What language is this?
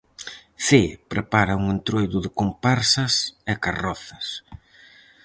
Galician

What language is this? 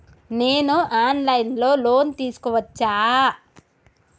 Telugu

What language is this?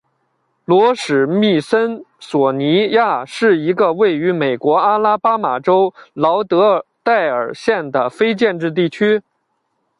Chinese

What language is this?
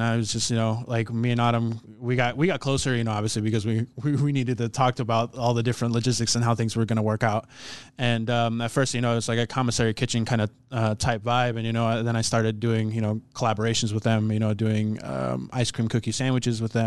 English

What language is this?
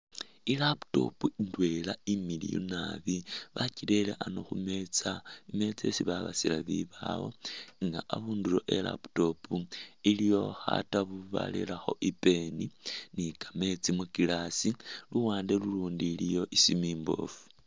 Masaaba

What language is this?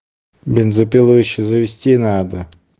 Russian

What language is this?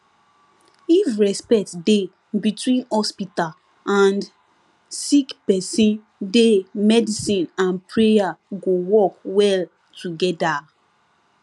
Nigerian Pidgin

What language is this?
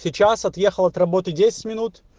Russian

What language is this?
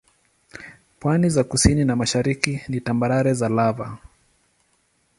Swahili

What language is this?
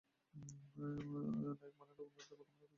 Bangla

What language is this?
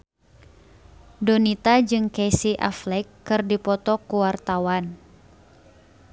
Sundanese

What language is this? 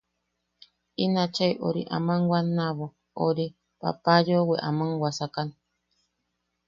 Yaqui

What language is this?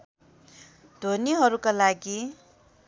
Nepali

